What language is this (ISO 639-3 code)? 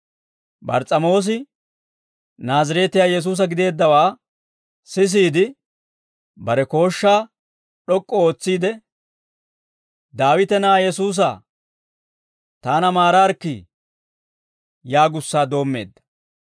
dwr